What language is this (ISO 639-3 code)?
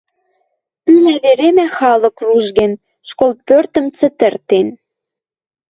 mrj